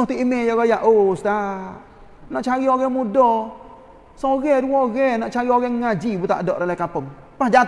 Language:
Malay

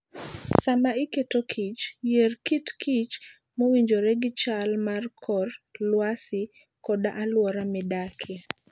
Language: Luo (Kenya and Tanzania)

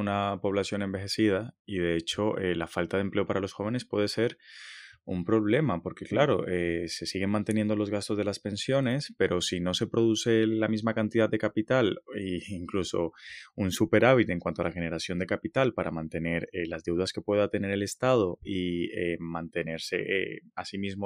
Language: Spanish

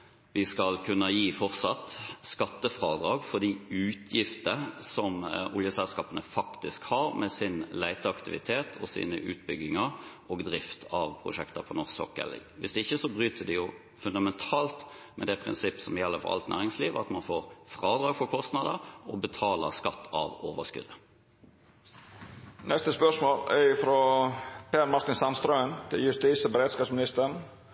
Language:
Norwegian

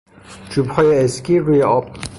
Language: Persian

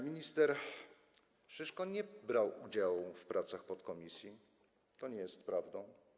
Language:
Polish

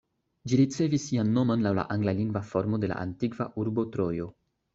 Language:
Esperanto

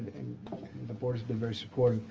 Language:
English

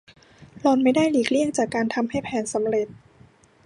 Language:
Thai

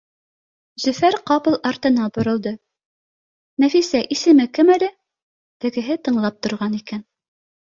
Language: Bashkir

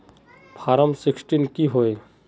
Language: Magahi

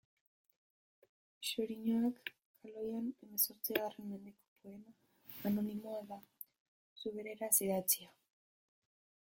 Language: Basque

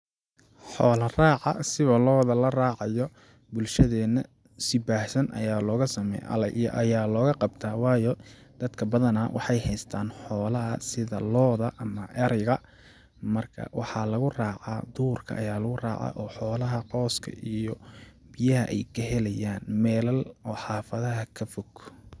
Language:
Somali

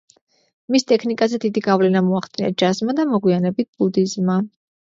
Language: Georgian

